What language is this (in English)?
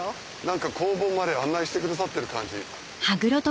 Japanese